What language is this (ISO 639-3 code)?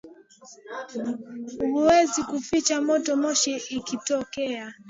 swa